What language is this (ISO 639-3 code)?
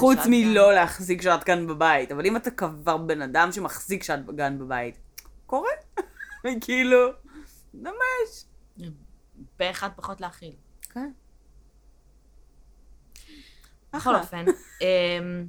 heb